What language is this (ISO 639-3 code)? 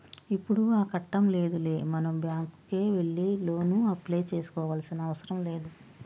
tel